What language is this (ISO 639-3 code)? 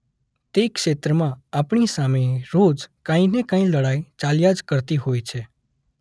guj